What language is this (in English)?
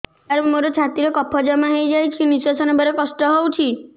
Odia